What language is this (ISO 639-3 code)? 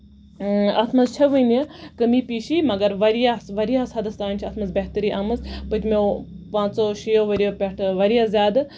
kas